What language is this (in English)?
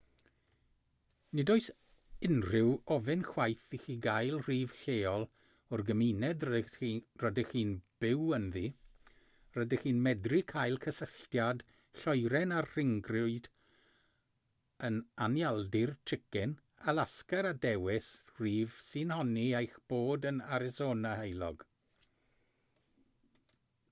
Welsh